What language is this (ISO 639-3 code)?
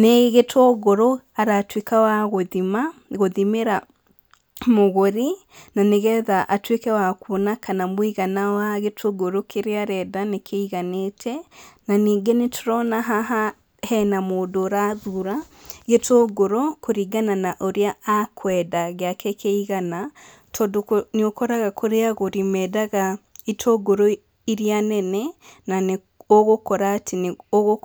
kik